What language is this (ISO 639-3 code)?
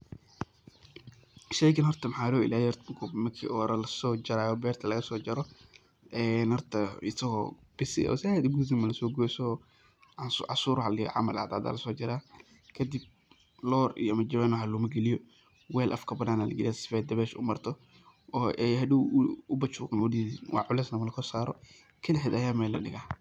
som